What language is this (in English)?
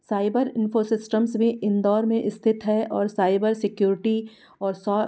Hindi